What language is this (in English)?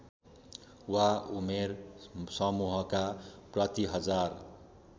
Nepali